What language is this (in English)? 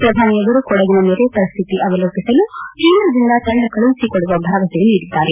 Kannada